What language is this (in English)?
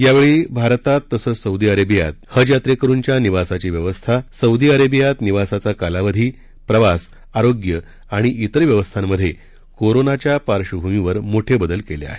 Marathi